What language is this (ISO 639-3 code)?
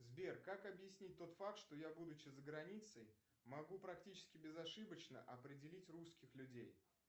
rus